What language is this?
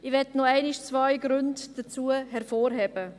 Swiss German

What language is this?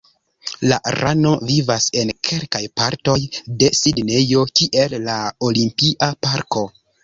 Esperanto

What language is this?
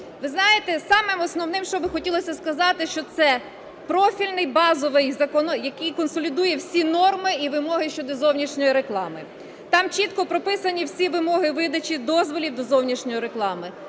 Ukrainian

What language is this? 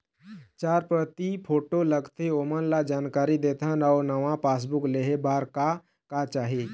Chhattisgarhi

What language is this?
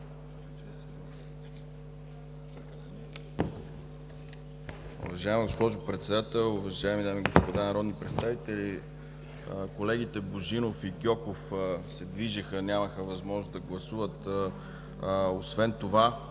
Bulgarian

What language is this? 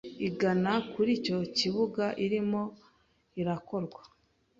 Kinyarwanda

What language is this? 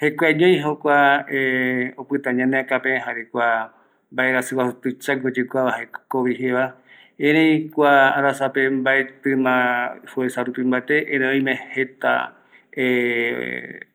Eastern Bolivian Guaraní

